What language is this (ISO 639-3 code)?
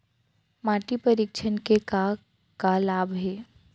hne